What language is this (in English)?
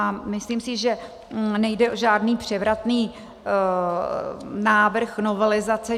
Czech